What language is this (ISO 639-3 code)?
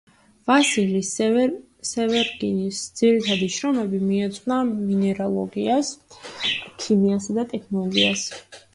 kat